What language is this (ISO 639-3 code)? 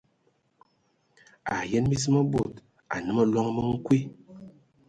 ewo